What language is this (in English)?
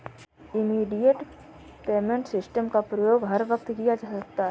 Hindi